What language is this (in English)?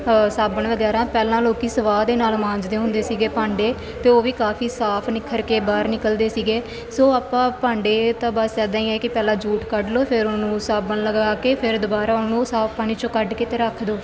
Punjabi